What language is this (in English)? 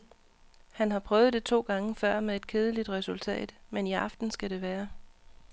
Danish